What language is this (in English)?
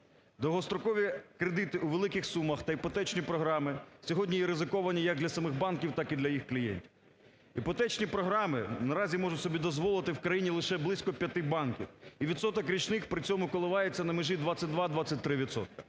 Ukrainian